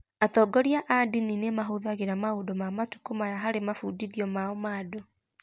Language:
Kikuyu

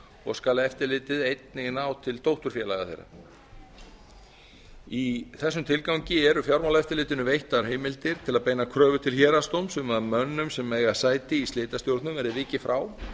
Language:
Icelandic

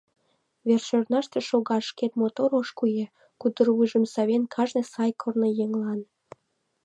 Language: Mari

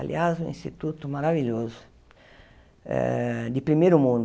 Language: Portuguese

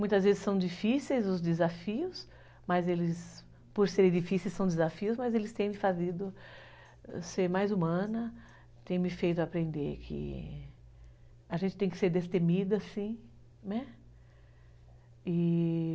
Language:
Portuguese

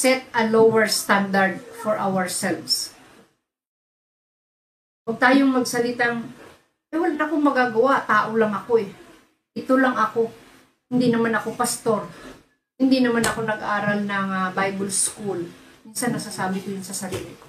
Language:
Filipino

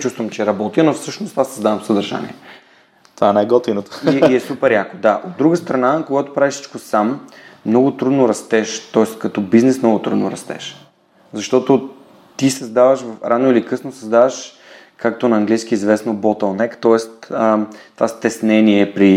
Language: Bulgarian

